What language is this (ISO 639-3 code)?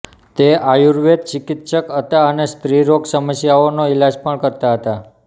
guj